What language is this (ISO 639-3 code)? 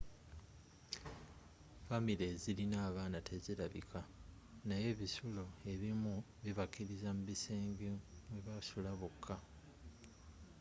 lug